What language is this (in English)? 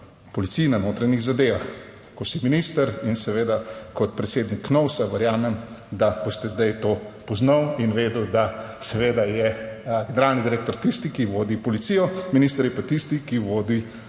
Slovenian